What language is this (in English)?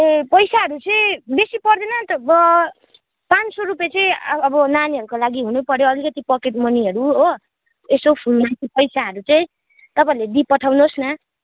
Nepali